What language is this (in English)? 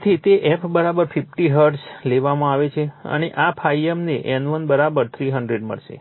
Gujarati